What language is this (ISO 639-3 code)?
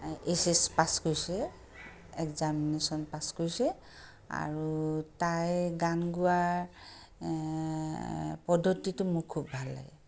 asm